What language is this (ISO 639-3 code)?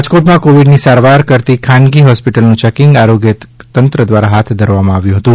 guj